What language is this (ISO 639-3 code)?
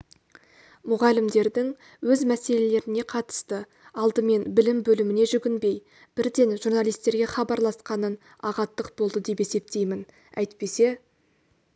kaz